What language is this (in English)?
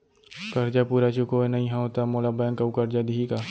Chhattisgarhi